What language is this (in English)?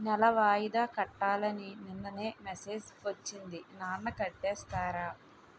Telugu